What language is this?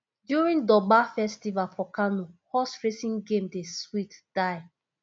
Nigerian Pidgin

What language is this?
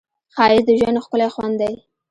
Pashto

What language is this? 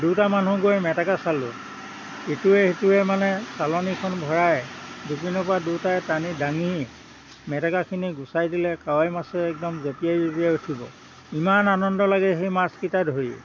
Assamese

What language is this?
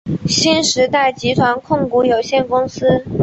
Chinese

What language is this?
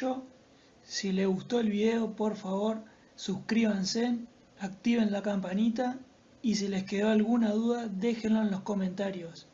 Spanish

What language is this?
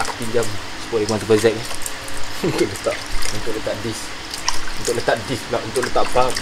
Malay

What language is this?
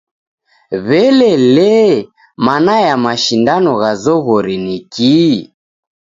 Taita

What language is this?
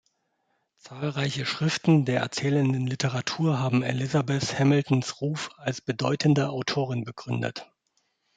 German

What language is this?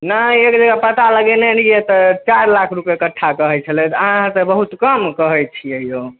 Maithili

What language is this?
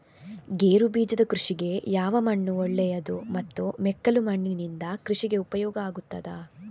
Kannada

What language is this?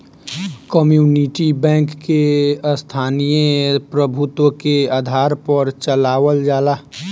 Bhojpuri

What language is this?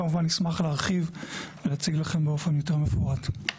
Hebrew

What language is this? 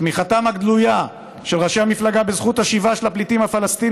Hebrew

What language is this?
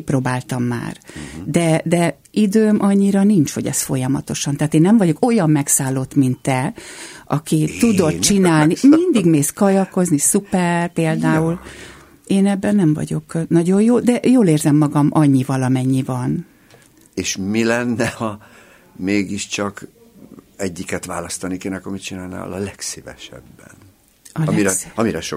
Hungarian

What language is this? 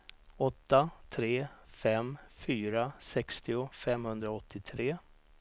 Swedish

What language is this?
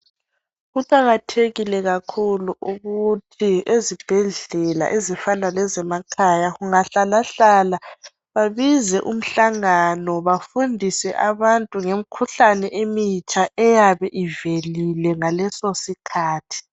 North Ndebele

